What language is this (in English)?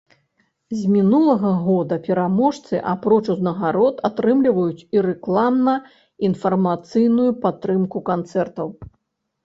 Belarusian